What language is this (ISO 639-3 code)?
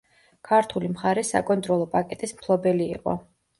kat